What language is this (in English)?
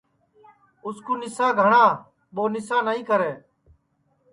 Sansi